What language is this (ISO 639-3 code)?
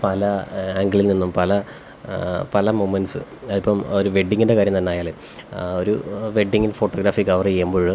mal